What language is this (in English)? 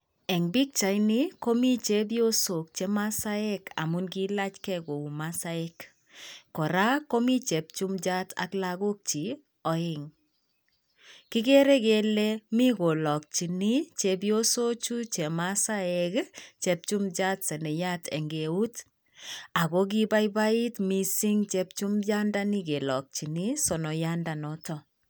Kalenjin